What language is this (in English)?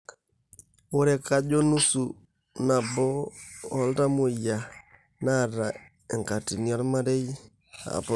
Masai